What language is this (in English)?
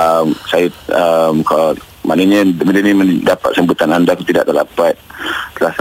Malay